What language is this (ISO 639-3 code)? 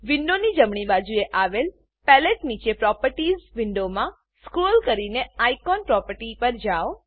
guj